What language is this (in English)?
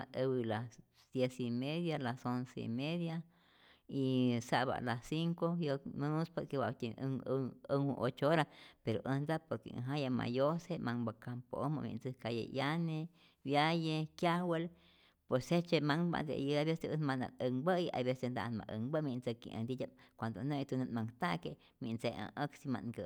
Rayón Zoque